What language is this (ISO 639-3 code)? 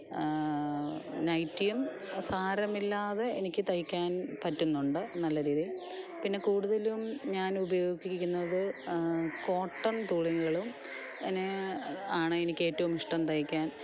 mal